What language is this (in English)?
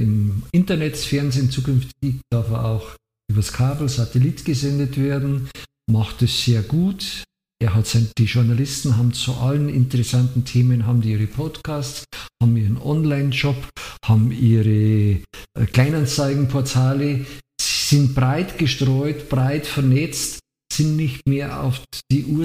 German